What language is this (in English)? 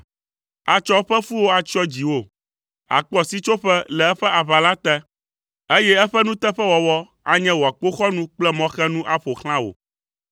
Ewe